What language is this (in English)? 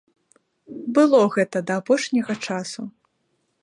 Belarusian